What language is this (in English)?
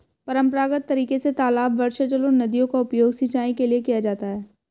Hindi